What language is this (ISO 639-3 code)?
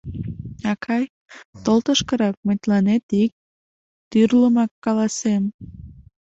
chm